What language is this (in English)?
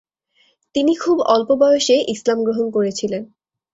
Bangla